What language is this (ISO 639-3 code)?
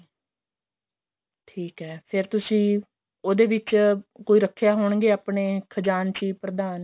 pan